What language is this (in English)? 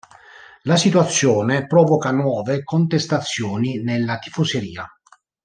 Italian